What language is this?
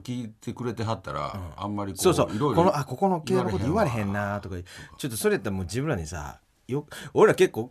Japanese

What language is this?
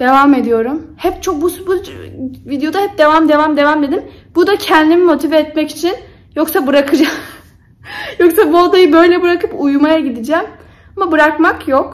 Turkish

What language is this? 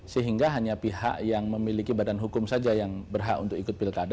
Indonesian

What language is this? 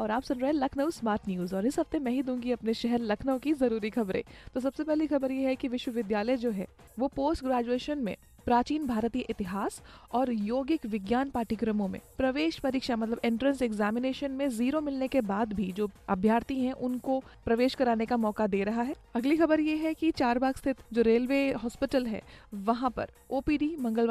Hindi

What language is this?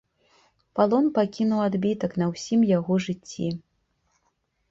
Belarusian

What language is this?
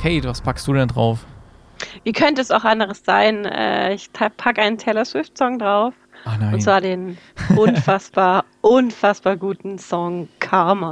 German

